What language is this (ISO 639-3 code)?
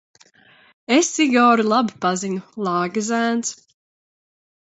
lav